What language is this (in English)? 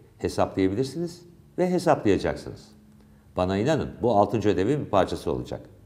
Turkish